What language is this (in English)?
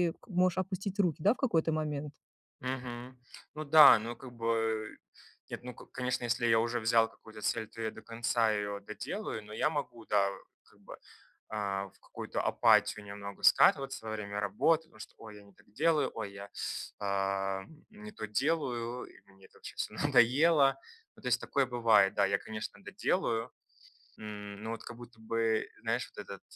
Russian